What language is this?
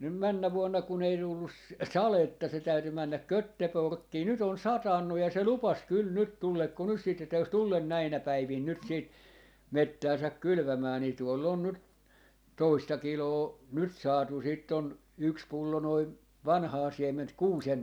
Finnish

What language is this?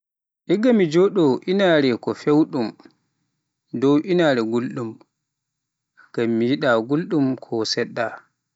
Pular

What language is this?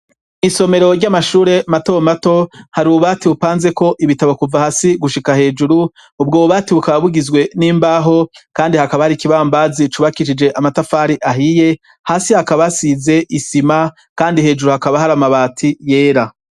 Rundi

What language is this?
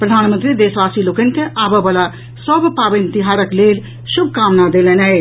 Maithili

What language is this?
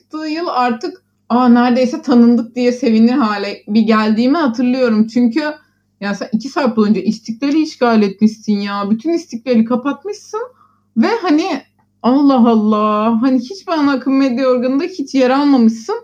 Turkish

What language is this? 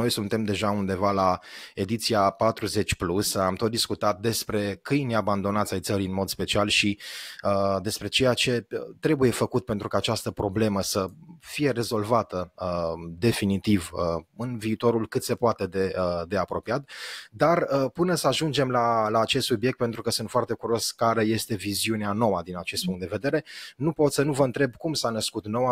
Romanian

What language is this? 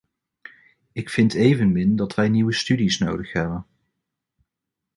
Dutch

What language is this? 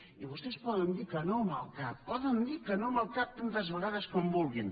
Catalan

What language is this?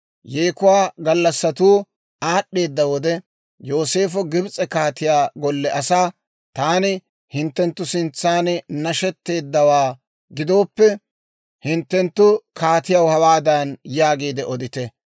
Dawro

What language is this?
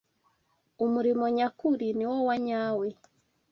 Kinyarwanda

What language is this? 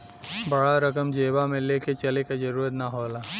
Bhojpuri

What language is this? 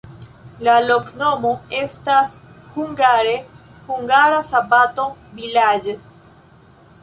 Esperanto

